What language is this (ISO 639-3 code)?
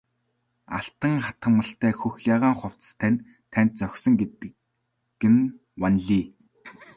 mon